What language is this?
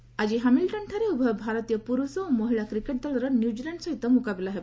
Odia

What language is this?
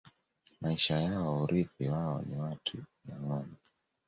Swahili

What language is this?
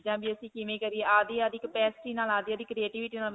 Punjabi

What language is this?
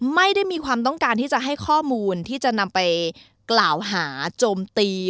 Thai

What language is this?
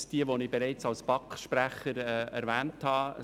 Swiss German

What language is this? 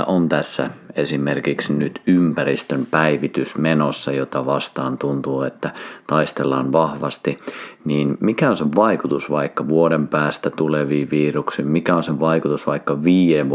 Finnish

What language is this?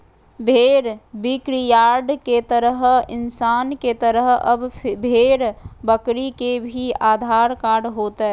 Magahi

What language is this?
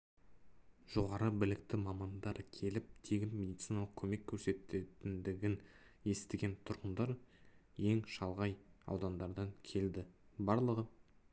Kazakh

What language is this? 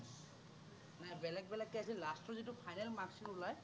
Assamese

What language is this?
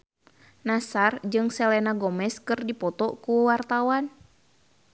Sundanese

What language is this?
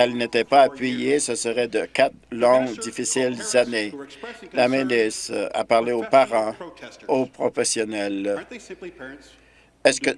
French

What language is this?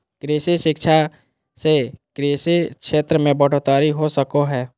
Magahi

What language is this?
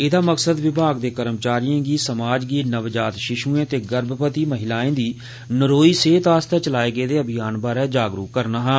Dogri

